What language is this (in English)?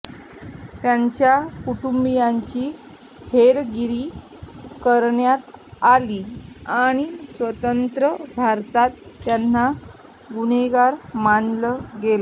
Marathi